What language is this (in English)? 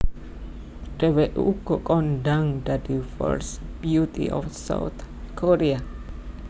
Javanese